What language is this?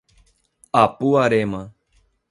Portuguese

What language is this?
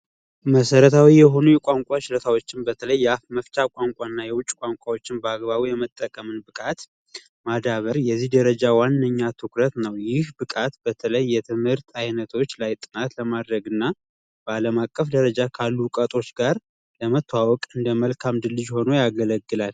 Amharic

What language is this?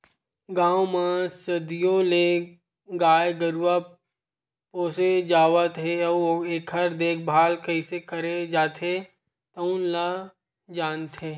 Chhattisgarhi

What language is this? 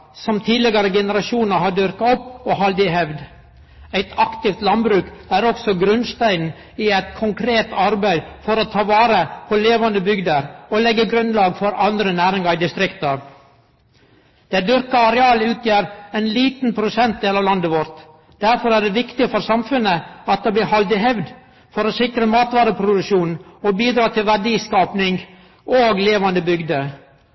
Norwegian Nynorsk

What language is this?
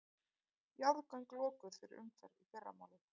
Icelandic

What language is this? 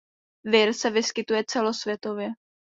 Czech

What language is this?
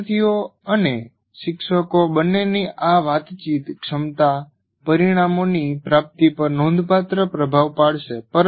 Gujarati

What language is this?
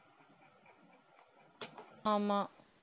Tamil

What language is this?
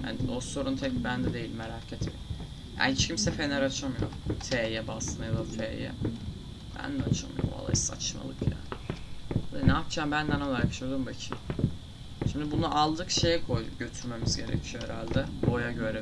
Turkish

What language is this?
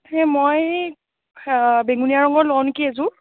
Assamese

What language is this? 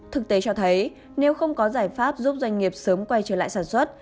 Vietnamese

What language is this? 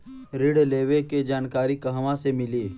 Bhojpuri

